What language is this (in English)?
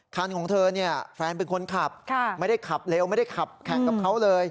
Thai